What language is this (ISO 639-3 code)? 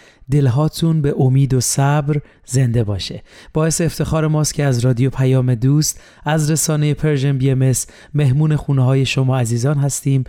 fas